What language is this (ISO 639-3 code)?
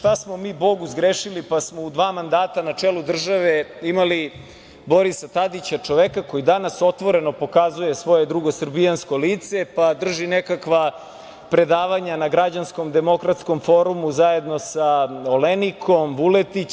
srp